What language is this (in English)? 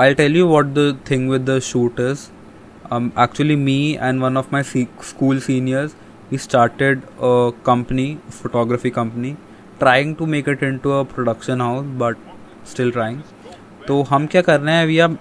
Hindi